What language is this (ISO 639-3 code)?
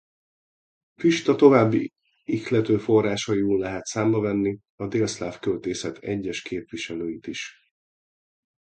hun